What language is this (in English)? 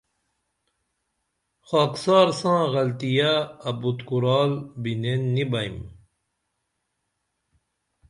Dameli